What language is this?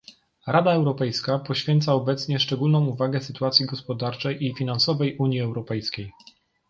Polish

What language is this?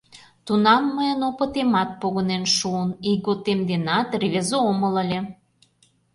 Mari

